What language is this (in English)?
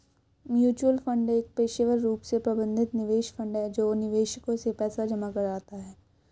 Hindi